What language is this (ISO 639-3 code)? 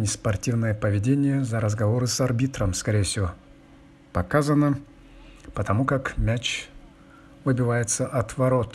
rus